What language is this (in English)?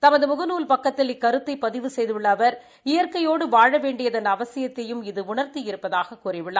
Tamil